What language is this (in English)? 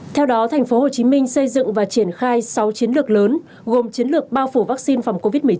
Vietnamese